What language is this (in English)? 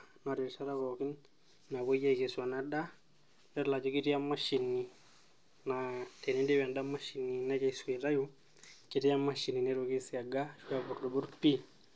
Masai